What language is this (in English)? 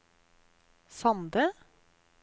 Norwegian